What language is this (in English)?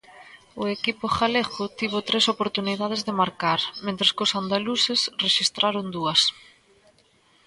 Galician